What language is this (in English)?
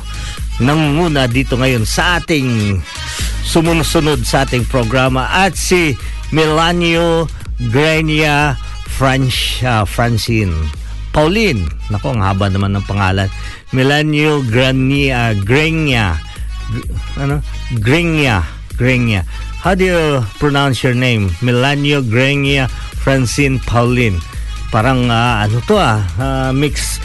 Filipino